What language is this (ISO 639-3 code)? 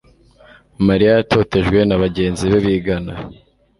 kin